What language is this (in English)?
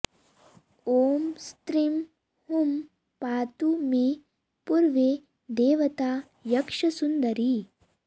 Sanskrit